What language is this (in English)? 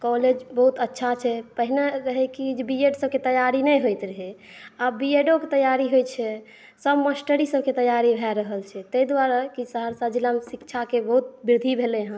Maithili